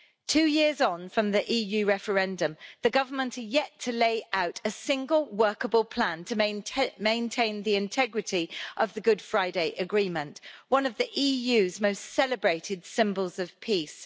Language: English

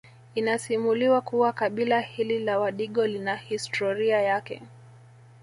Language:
Swahili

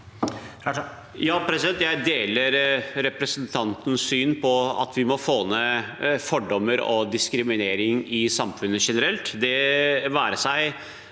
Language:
Norwegian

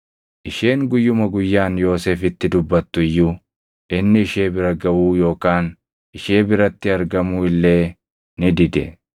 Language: Oromo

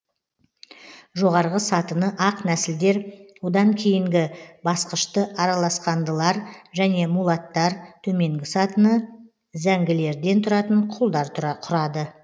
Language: Kazakh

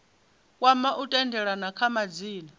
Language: Venda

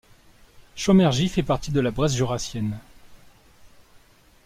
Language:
French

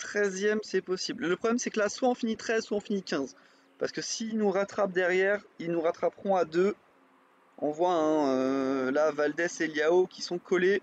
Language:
French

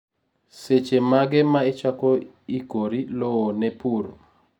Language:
Luo (Kenya and Tanzania)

